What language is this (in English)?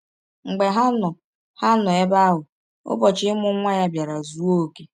Igbo